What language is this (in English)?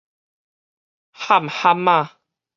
Min Nan Chinese